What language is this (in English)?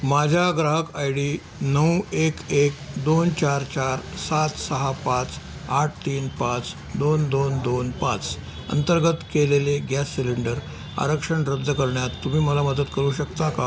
Marathi